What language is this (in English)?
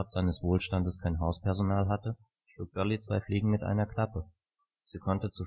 German